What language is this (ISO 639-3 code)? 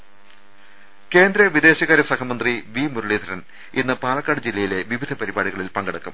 mal